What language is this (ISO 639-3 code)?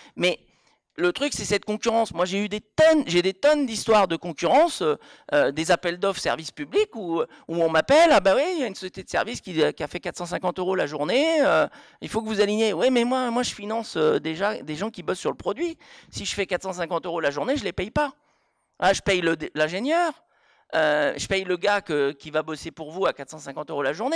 fra